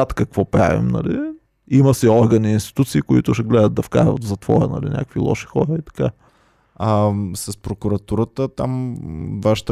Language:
Bulgarian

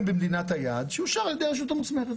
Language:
Hebrew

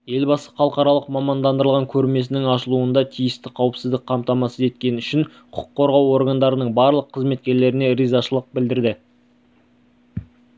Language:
Kazakh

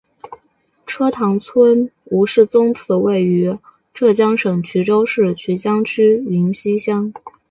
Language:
Chinese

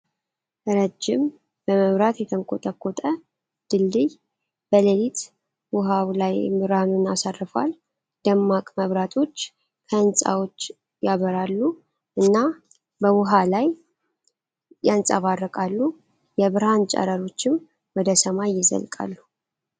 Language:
Amharic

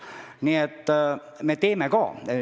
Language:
Estonian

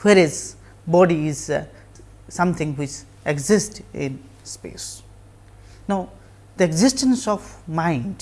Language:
English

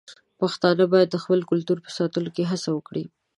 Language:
Pashto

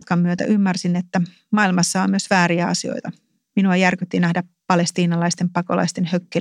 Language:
Finnish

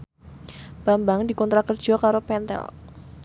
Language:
Javanese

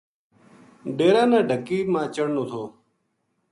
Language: Gujari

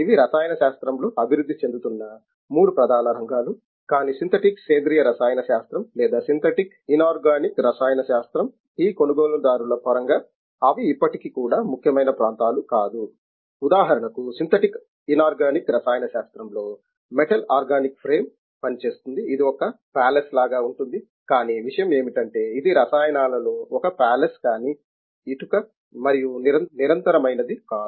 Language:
Telugu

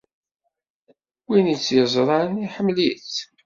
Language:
Kabyle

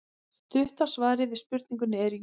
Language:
Icelandic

